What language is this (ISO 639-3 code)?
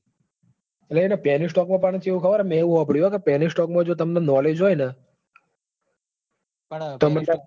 guj